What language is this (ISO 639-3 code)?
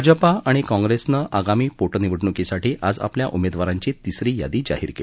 mar